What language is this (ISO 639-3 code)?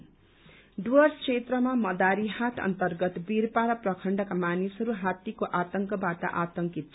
nep